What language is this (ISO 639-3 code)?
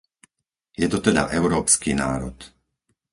slk